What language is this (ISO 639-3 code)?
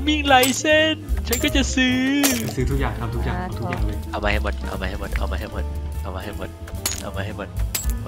tha